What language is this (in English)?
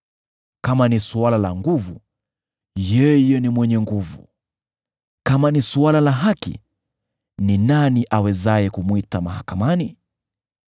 Swahili